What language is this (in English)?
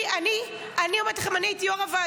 Hebrew